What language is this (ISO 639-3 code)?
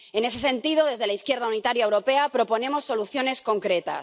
spa